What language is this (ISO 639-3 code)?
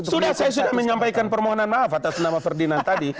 ind